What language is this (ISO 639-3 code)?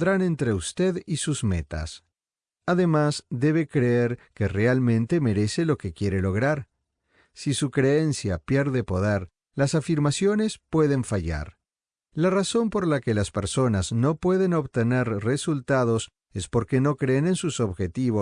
spa